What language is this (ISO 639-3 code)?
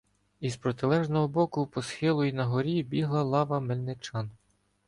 ukr